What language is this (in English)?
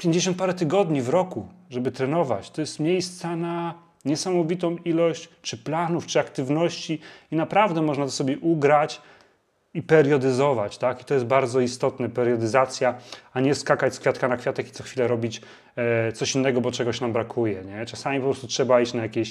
Polish